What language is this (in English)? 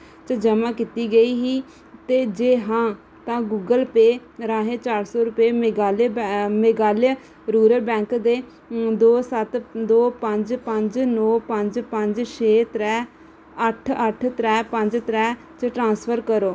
Dogri